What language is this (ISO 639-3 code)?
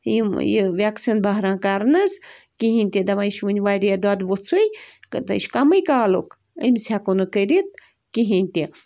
kas